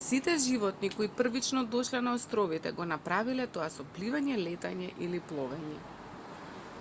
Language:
Macedonian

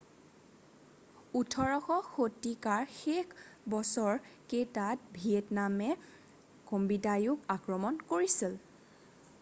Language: Assamese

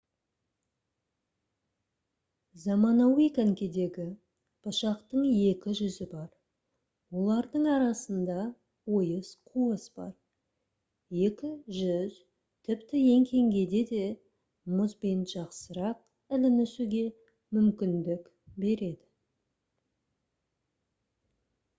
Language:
Kazakh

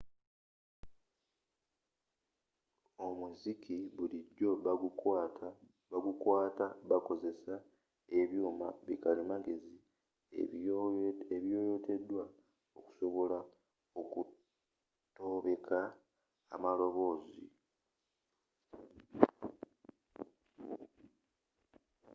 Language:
Ganda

